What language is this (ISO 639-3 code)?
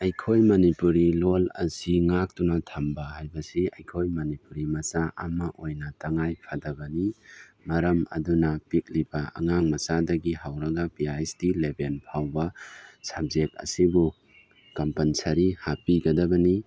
mni